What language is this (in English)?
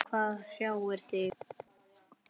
Icelandic